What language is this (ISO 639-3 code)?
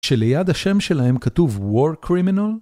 heb